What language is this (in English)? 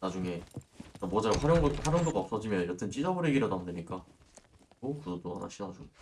Korean